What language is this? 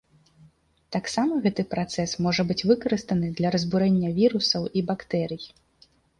Belarusian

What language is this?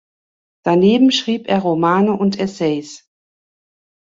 German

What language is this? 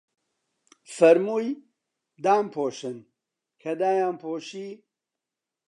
Central Kurdish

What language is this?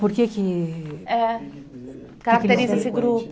Portuguese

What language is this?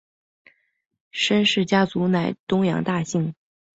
Chinese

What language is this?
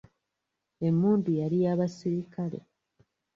Ganda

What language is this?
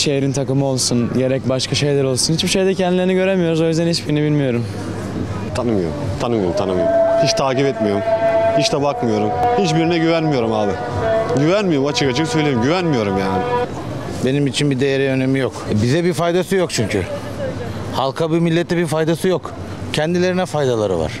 Turkish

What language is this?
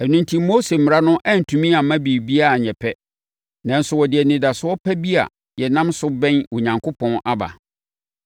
Akan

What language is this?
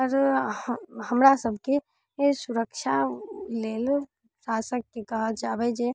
Maithili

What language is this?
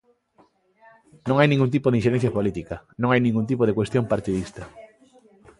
Galician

